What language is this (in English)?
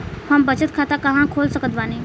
Bhojpuri